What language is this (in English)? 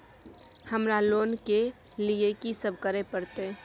Maithili